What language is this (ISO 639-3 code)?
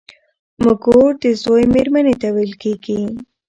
pus